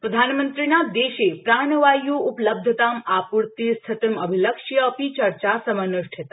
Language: Sanskrit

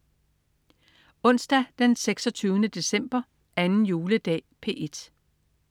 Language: Danish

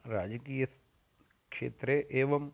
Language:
Sanskrit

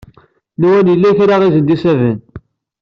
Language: Kabyle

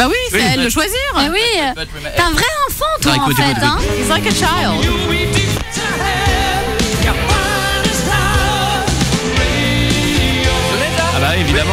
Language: French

